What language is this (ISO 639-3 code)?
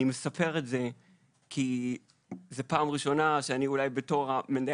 heb